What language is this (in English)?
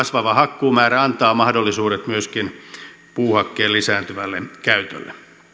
Finnish